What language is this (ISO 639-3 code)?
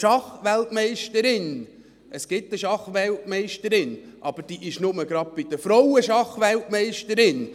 gsw